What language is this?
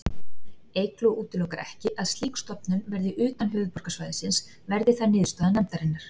Icelandic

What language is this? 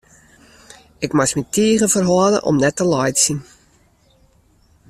Western Frisian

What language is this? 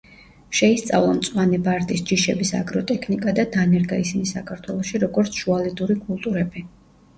Georgian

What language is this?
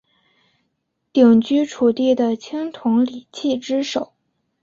Chinese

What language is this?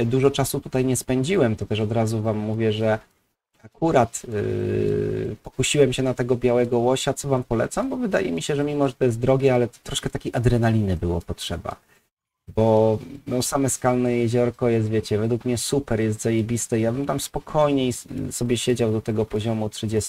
Polish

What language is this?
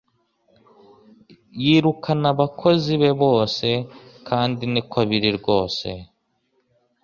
Kinyarwanda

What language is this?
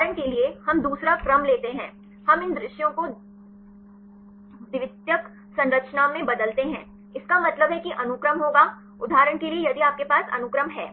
Hindi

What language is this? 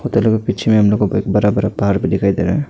Hindi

